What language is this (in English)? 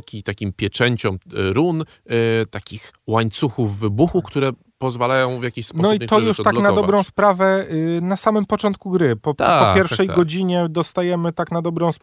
Polish